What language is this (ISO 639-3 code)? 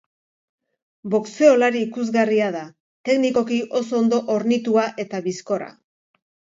eus